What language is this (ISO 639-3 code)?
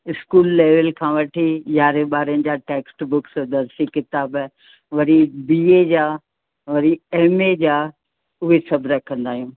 snd